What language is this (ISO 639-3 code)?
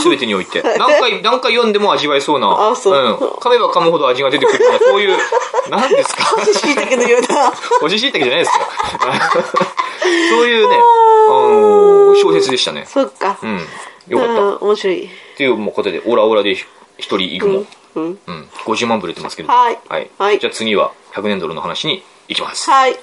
jpn